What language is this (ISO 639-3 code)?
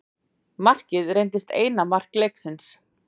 isl